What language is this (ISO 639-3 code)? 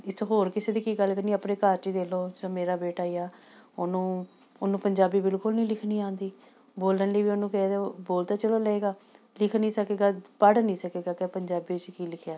pan